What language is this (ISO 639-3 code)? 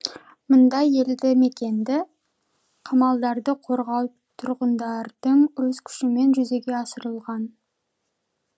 kaz